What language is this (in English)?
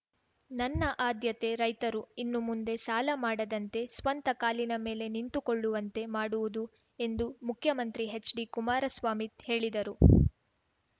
Kannada